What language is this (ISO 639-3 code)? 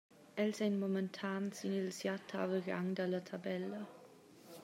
roh